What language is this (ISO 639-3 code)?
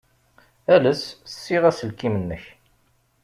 kab